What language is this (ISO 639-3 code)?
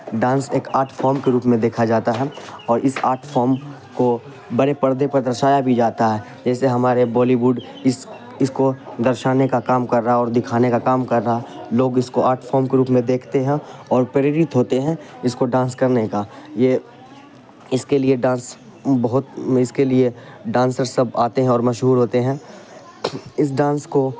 urd